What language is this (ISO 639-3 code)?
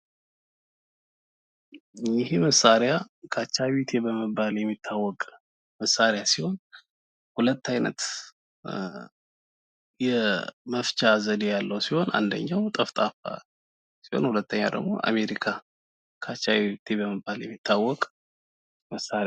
amh